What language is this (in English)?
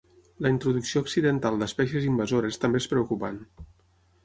Catalan